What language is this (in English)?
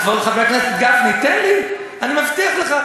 Hebrew